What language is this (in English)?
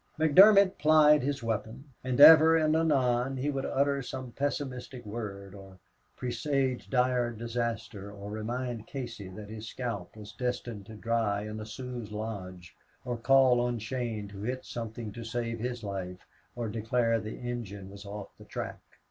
English